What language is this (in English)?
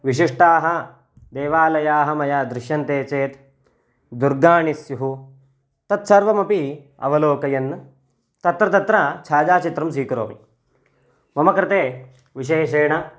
Sanskrit